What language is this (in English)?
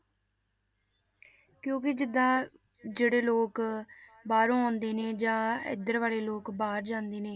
Punjabi